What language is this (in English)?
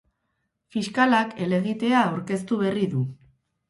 Basque